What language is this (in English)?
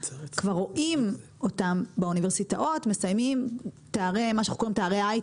Hebrew